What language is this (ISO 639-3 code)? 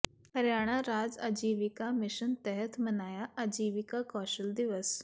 pan